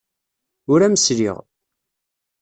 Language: Kabyle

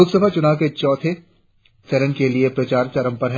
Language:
Hindi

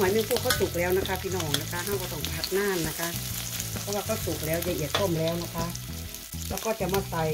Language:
Thai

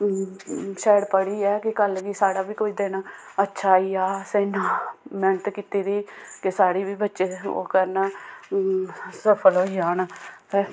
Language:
Dogri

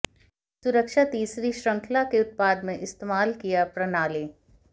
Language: Hindi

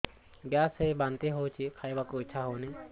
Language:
Odia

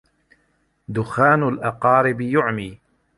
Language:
Arabic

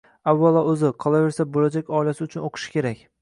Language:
Uzbek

